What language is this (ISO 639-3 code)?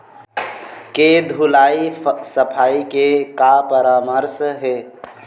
hne